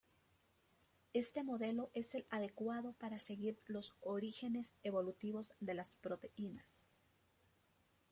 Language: Spanish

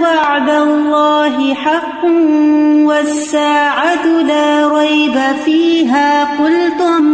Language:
Urdu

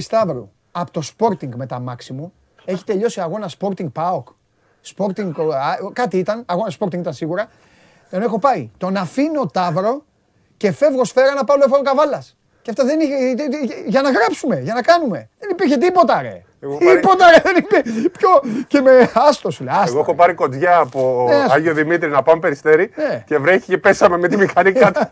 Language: Greek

